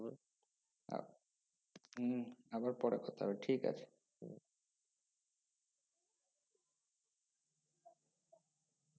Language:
Bangla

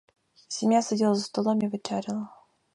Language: Ukrainian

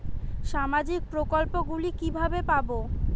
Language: Bangla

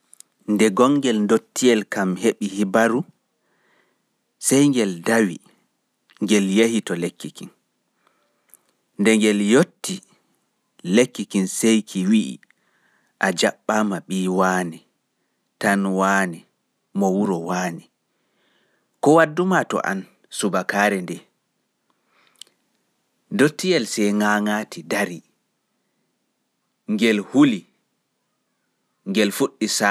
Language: Pular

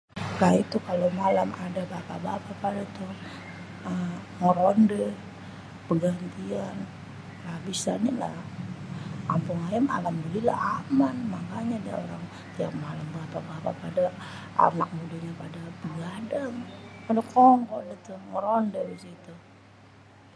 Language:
Betawi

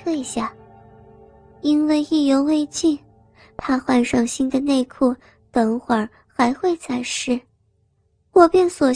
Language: Chinese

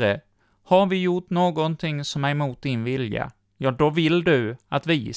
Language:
Swedish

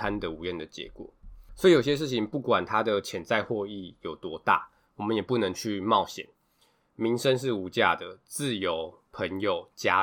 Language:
Chinese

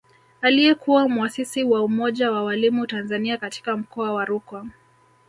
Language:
Swahili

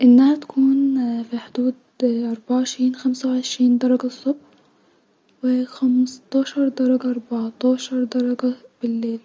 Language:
Egyptian Arabic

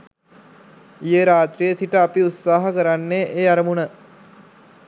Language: Sinhala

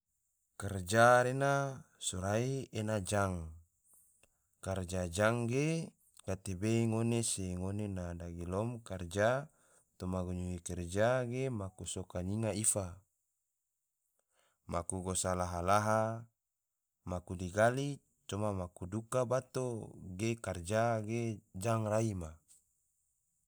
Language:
Tidore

